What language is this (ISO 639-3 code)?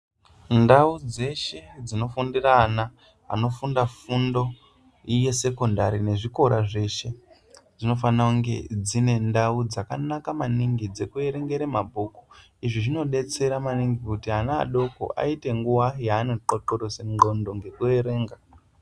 ndc